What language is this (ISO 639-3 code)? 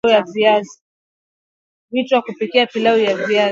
swa